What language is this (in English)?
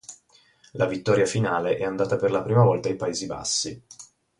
Italian